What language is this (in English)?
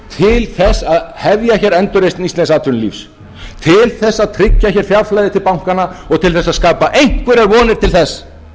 Icelandic